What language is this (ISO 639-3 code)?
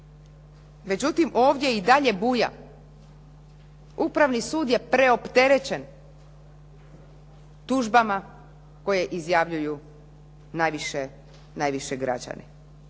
hrv